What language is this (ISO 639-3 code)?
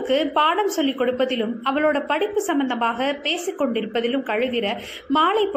tam